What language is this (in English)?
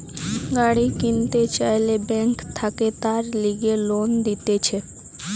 Bangla